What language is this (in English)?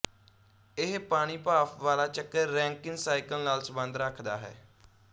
Punjabi